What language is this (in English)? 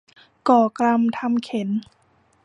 Thai